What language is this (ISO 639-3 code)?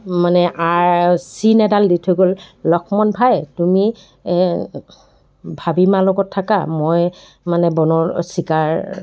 asm